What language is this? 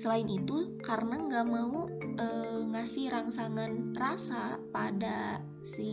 Indonesian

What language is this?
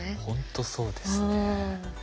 Japanese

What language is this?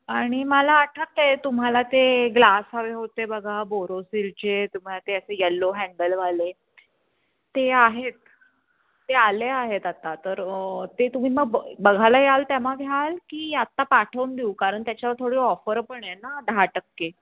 Marathi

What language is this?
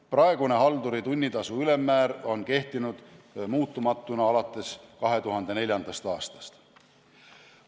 Estonian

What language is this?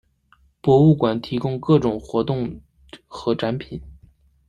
Chinese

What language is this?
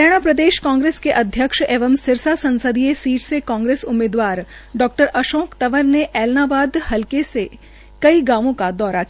Hindi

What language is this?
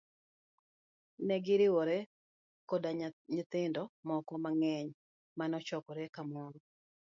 Luo (Kenya and Tanzania)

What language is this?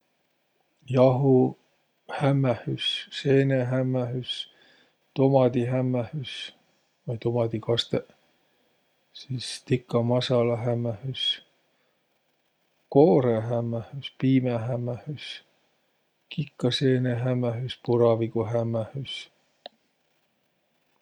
Võro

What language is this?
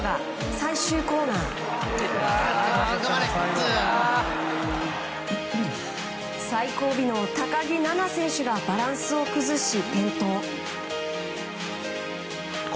Japanese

